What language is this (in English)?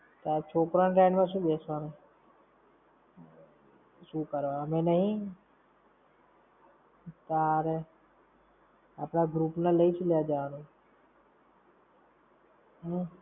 Gujarati